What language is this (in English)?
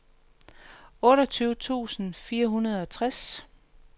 Danish